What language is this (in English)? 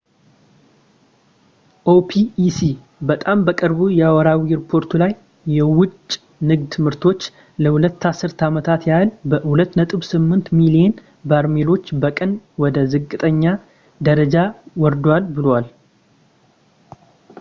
Amharic